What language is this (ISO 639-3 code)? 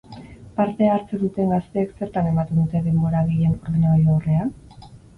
eus